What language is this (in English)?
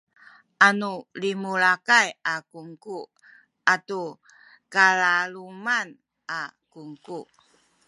Sakizaya